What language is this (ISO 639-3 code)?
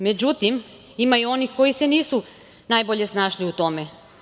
srp